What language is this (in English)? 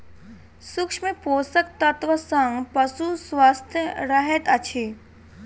Maithili